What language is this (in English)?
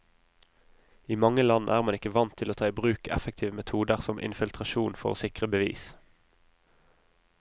Norwegian